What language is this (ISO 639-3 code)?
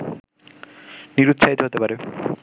ben